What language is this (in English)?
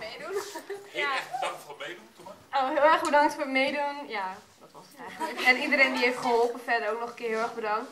Dutch